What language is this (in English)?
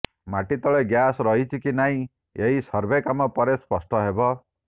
Odia